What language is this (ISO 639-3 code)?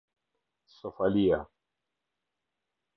sqi